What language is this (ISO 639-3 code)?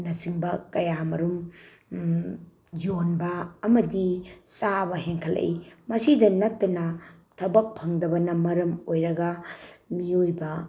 mni